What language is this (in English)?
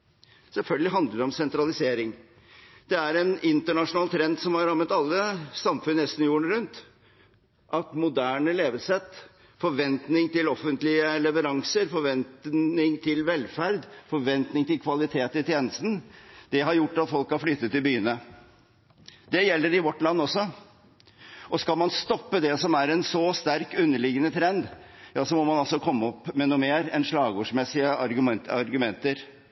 Norwegian Bokmål